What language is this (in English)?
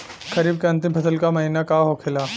Bhojpuri